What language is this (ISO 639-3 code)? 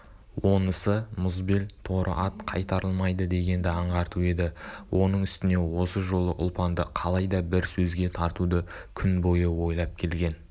kaz